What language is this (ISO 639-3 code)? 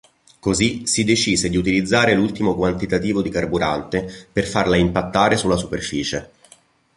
ita